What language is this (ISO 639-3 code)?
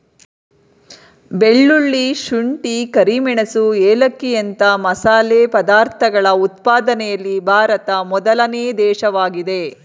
kan